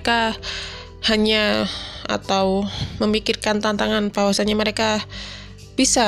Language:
Indonesian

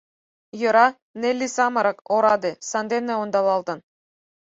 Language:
Mari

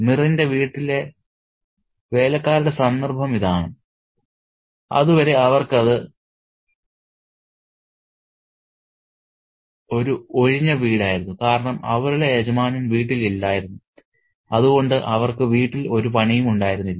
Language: Malayalam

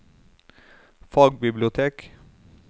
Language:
Norwegian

